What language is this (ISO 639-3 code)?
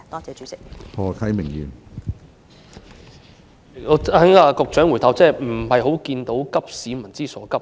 yue